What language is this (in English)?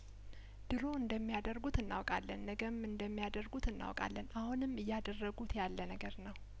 Amharic